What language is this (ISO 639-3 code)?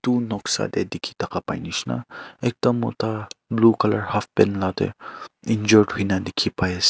nag